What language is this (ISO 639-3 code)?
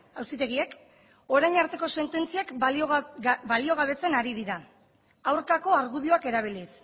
eus